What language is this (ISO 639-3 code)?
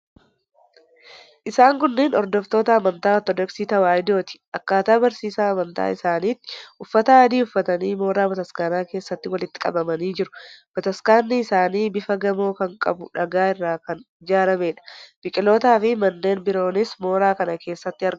orm